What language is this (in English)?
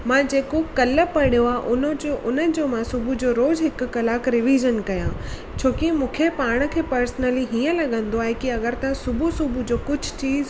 Sindhi